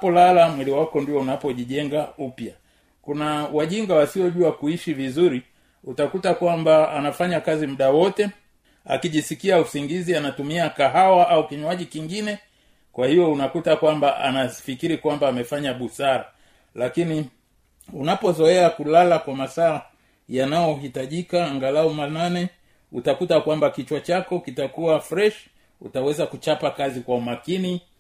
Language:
Swahili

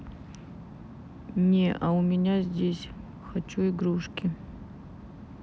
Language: Russian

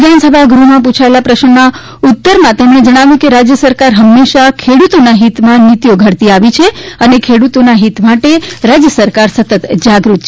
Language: Gujarati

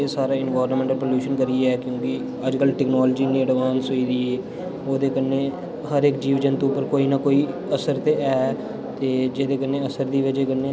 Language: Dogri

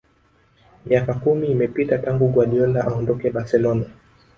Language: Swahili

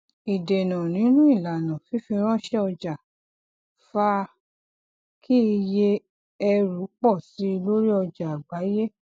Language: Yoruba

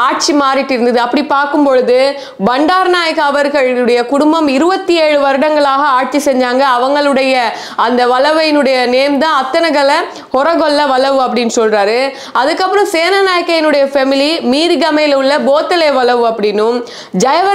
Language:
Tamil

